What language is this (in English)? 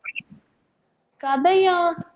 Tamil